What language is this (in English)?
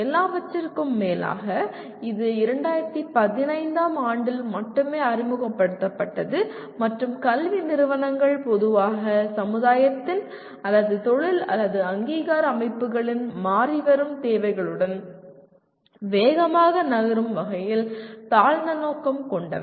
Tamil